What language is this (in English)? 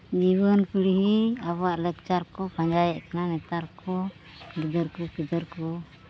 Santali